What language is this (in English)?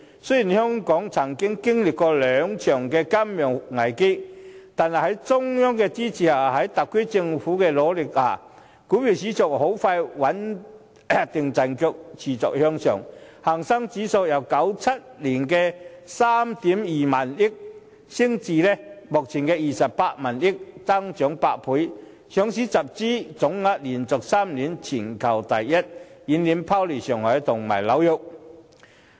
Cantonese